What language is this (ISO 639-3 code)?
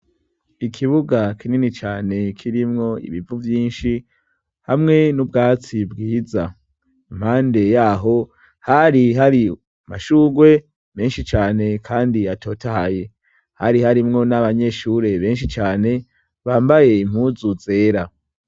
run